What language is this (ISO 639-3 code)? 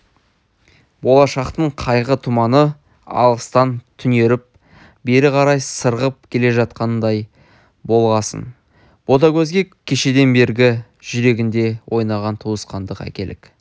kaz